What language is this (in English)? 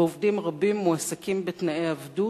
Hebrew